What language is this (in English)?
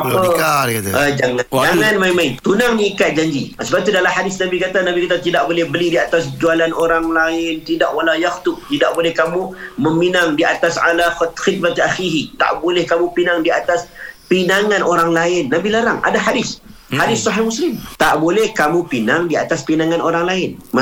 Malay